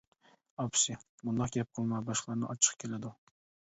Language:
Uyghur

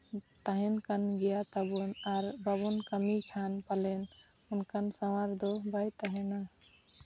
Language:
Santali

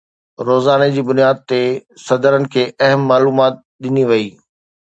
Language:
Sindhi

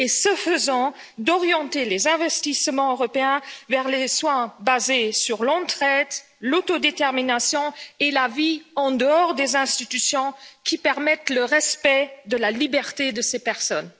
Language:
French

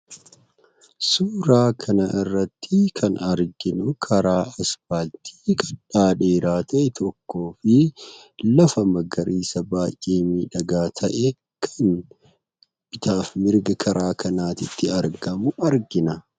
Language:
Oromo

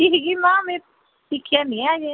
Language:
Dogri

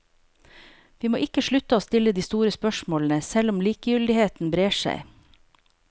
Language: Norwegian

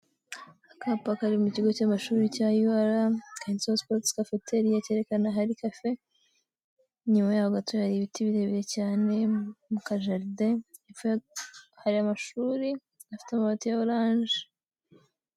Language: Kinyarwanda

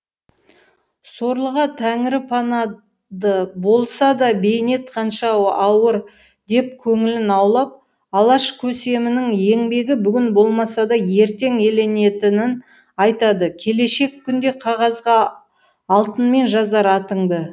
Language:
Kazakh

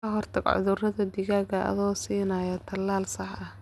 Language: Somali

